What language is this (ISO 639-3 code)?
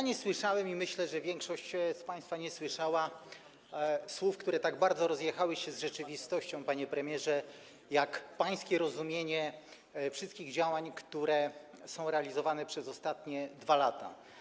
pol